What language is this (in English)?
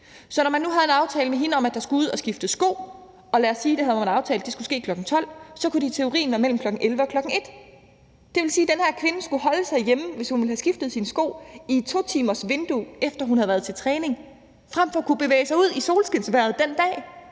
Danish